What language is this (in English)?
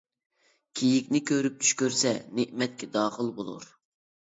Uyghur